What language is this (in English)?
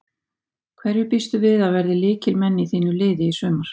Icelandic